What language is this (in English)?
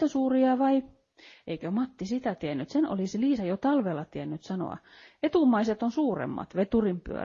Finnish